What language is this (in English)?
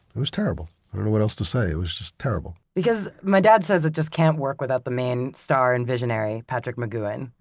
English